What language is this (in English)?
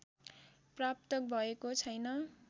Nepali